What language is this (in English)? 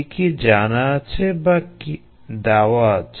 Bangla